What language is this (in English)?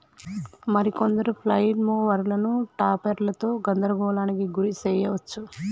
Telugu